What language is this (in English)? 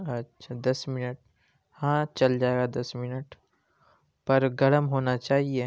Urdu